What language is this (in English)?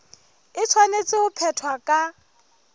Southern Sotho